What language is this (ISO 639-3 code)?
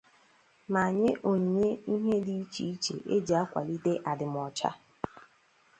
ibo